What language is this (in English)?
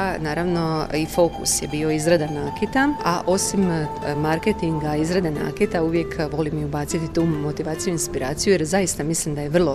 Croatian